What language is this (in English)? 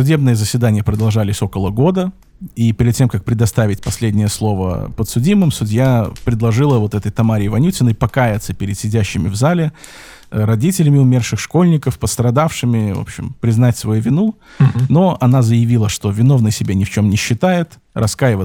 Russian